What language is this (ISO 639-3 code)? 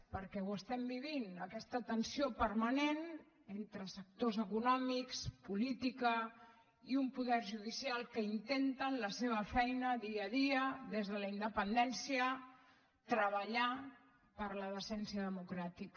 cat